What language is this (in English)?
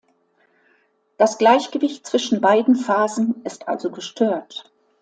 German